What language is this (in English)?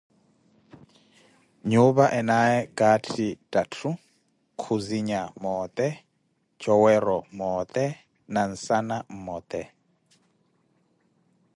Koti